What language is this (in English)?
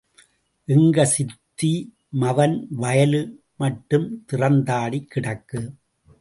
Tamil